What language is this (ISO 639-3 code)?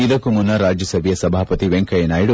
kan